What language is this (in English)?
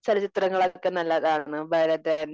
Malayalam